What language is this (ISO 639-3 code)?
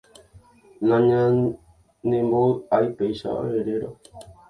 grn